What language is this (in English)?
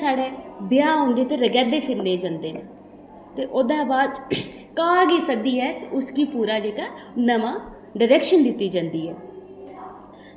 Dogri